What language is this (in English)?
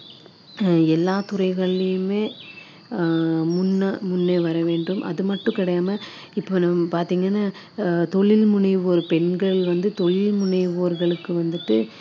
Tamil